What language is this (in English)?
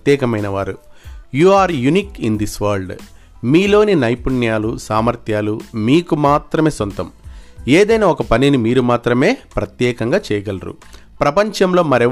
Telugu